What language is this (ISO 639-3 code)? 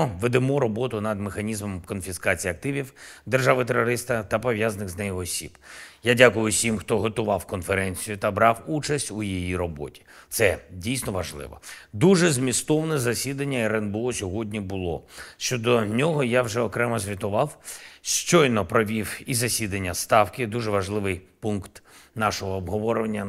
ukr